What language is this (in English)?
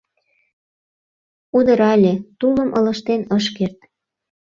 Mari